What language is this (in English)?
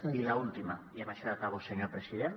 Catalan